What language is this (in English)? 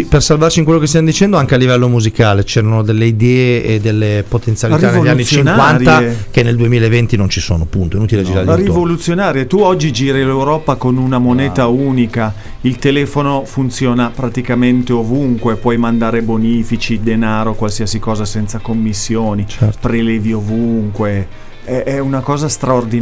Italian